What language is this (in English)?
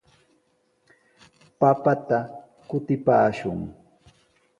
Sihuas Ancash Quechua